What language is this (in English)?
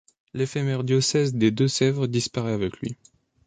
French